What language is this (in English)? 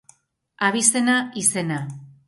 Basque